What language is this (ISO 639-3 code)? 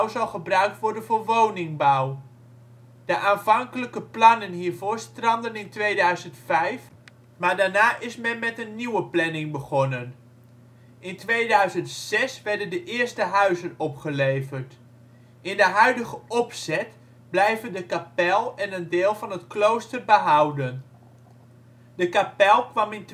nld